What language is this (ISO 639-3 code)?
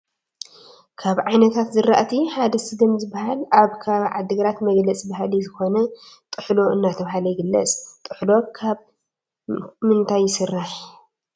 tir